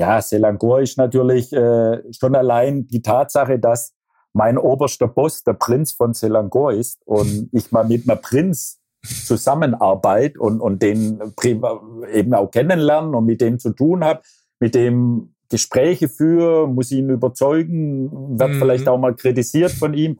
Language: German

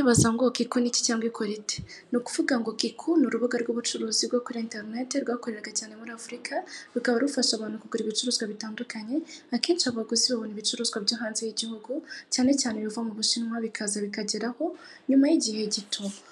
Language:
Kinyarwanda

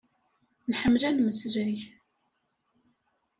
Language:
Kabyle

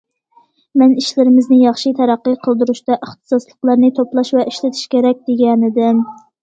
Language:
Uyghur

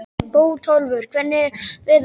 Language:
Icelandic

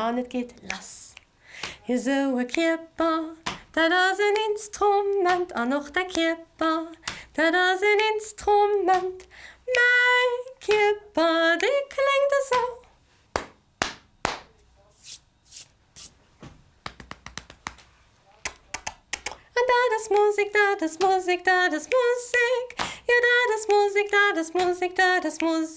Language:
German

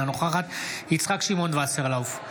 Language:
Hebrew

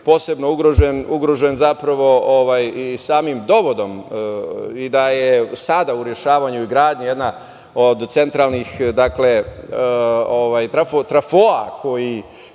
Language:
Serbian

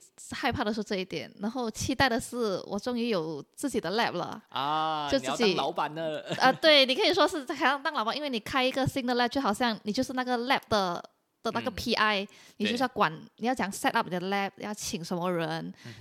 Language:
Chinese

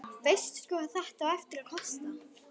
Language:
Icelandic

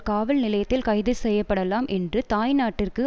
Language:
Tamil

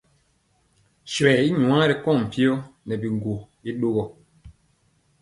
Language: Mpiemo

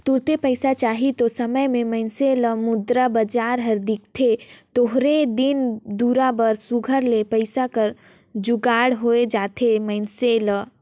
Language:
Chhattisgarhi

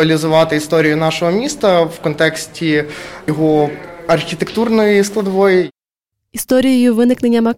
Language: Ukrainian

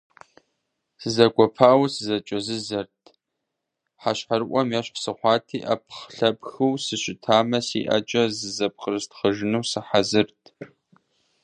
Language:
Kabardian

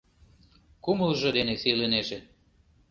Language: Mari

